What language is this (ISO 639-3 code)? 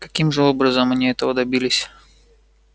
rus